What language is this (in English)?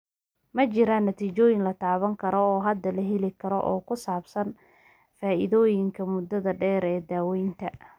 Somali